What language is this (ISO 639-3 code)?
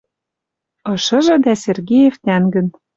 mrj